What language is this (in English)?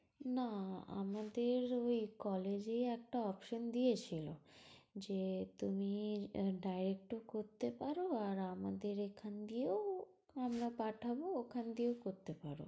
Bangla